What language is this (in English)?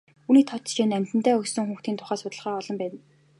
Mongolian